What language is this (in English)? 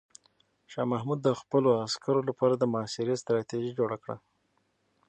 Pashto